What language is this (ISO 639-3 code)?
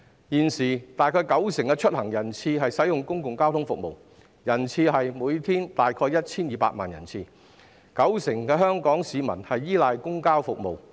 yue